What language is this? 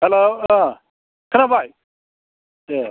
Bodo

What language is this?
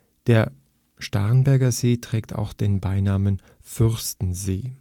German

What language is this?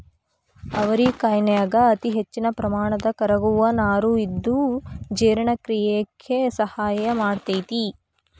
Kannada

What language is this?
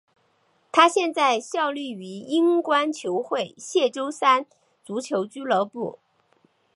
Chinese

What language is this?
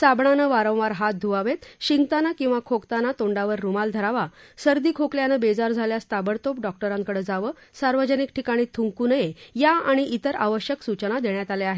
Marathi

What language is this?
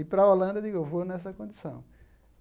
Portuguese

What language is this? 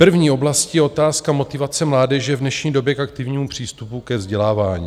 Czech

